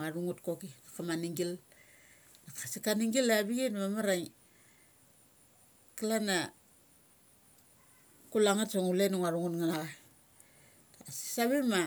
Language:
Mali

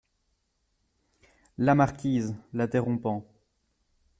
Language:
French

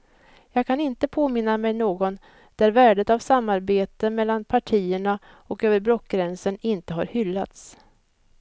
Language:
Swedish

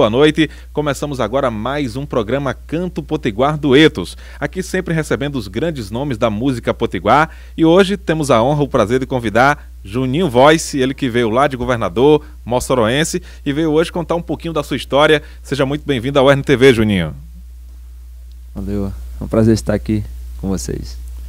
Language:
Portuguese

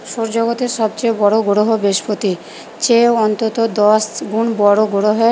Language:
Bangla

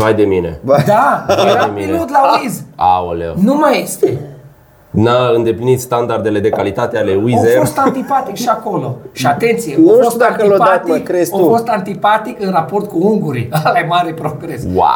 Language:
Romanian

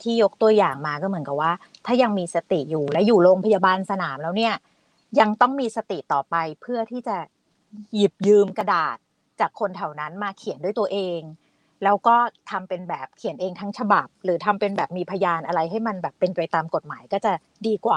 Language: Thai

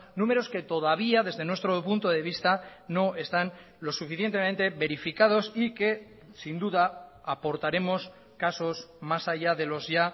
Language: Spanish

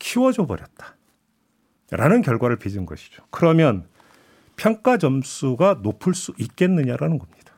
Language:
Korean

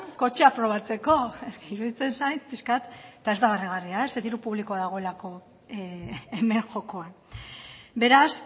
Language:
Basque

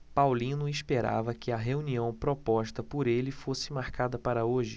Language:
Portuguese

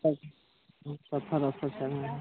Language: Maithili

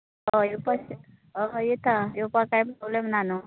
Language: Konkani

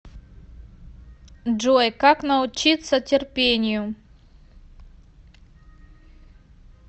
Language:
Russian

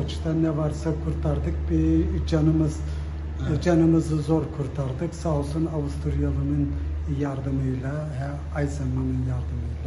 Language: Turkish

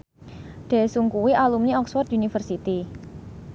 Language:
Javanese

